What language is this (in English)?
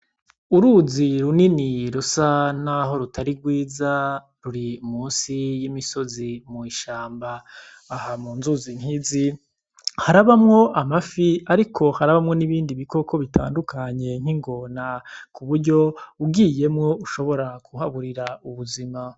Rundi